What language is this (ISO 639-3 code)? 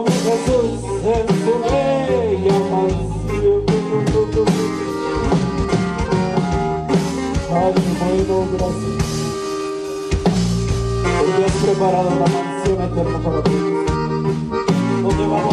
spa